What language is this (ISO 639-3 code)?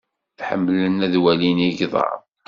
kab